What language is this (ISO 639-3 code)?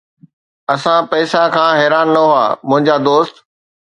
snd